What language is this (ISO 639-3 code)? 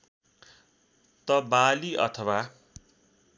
nep